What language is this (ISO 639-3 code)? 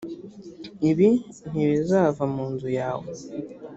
kin